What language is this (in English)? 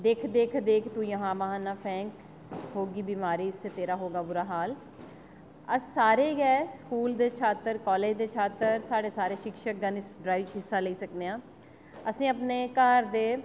Dogri